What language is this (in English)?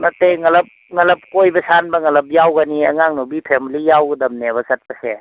Manipuri